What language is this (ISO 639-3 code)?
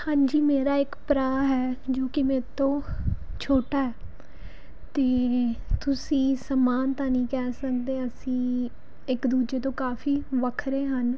pan